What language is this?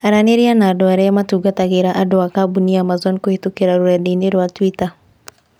Kikuyu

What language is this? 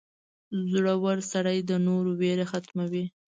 Pashto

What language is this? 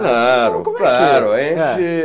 Portuguese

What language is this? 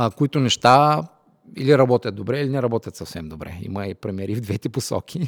Bulgarian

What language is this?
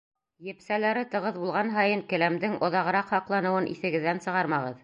Bashkir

